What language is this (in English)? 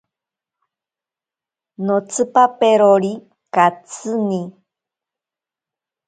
Ashéninka Perené